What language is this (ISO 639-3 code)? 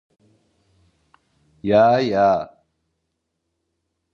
tur